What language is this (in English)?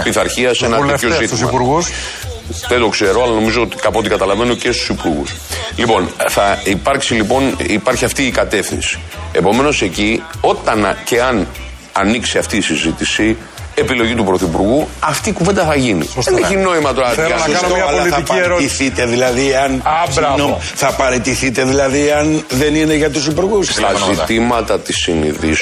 Greek